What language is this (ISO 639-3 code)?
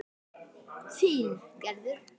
isl